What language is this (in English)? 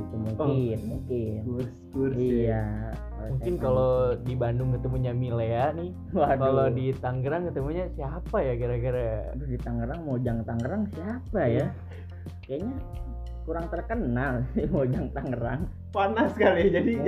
Indonesian